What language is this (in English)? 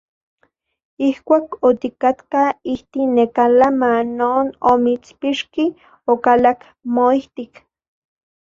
Central Puebla Nahuatl